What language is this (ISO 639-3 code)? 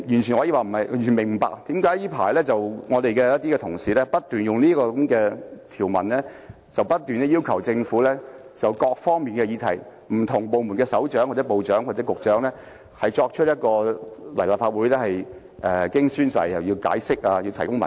yue